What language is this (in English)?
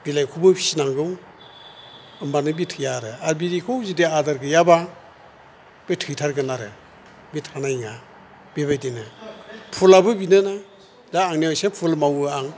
Bodo